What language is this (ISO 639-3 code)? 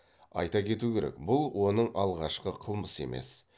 kaz